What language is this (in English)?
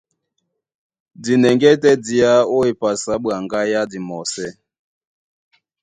Duala